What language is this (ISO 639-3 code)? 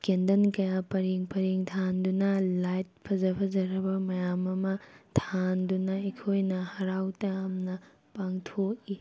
mni